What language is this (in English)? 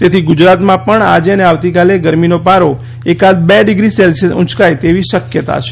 Gujarati